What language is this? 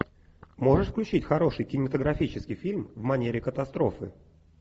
Russian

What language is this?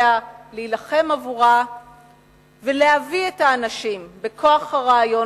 Hebrew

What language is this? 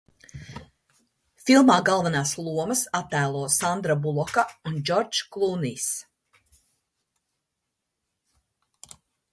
Latvian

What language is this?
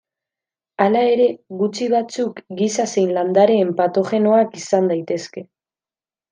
Basque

